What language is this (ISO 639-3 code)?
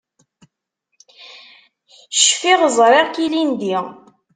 kab